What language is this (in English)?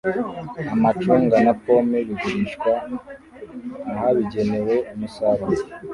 Kinyarwanda